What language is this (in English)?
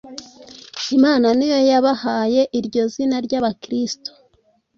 Kinyarwanda